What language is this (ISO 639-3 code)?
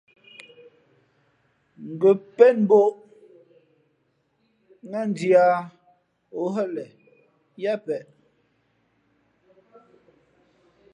fmp